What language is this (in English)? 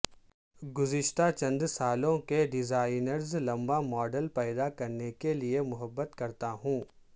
Urdu